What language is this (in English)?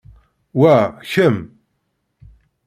Kabyle